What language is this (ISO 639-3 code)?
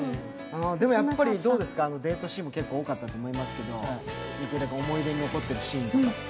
jpn